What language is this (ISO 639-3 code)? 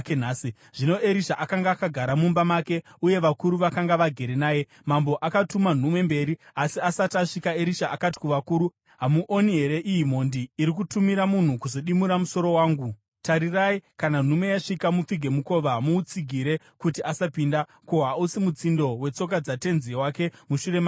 sna